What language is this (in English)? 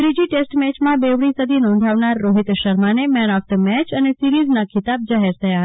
Gujarati